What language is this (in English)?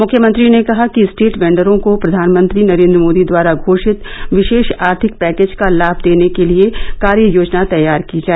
Hindi